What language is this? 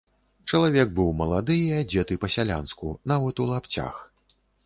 Belarusian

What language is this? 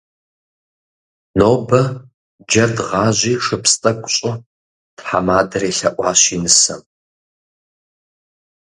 Kabardian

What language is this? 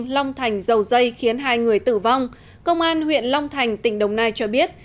Vietnamese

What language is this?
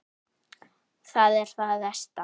Icelandic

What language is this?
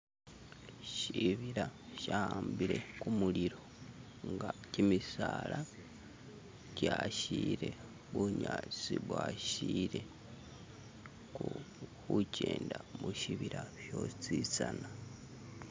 Masaaba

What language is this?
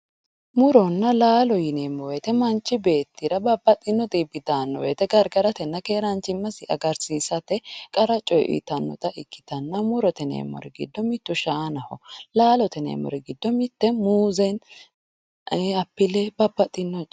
Sidamo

